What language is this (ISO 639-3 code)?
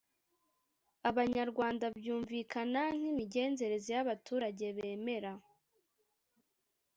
kin